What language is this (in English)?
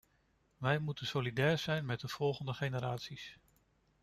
Dutch